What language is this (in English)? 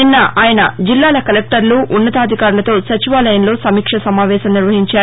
Telugu